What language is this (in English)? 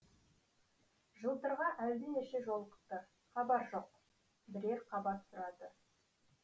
Kazakh